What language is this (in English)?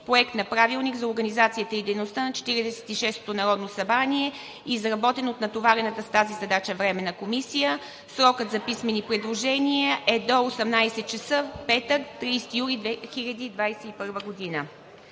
Bulgarian